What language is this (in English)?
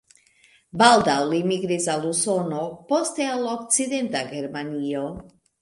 Esperanto